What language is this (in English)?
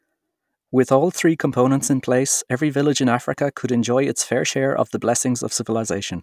English